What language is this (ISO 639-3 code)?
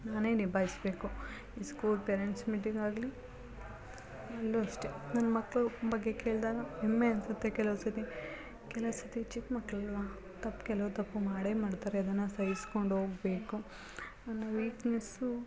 kan